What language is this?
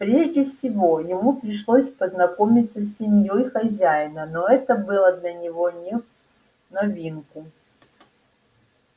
Russian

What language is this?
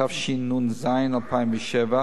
Hebrew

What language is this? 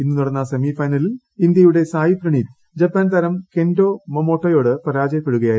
Malayalam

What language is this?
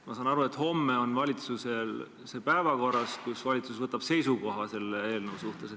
Estonian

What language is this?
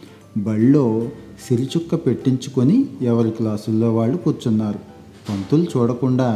Telugu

